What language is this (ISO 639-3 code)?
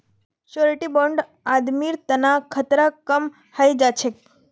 mag